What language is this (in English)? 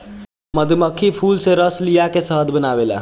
Bhojpuri